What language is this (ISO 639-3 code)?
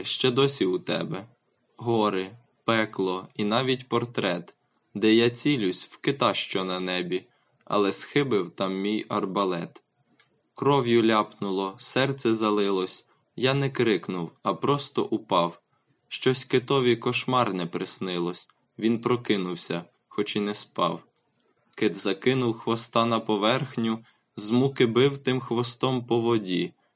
ukr